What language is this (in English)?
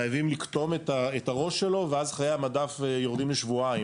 Hebrew